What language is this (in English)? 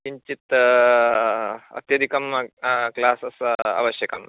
Sanskrit